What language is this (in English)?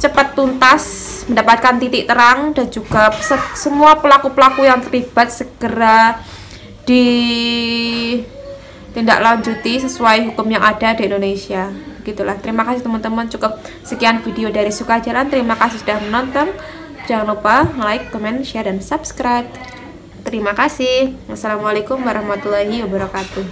Indonesian